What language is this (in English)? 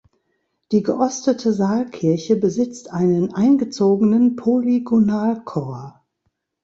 German